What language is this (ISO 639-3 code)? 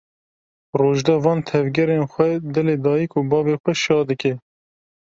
kur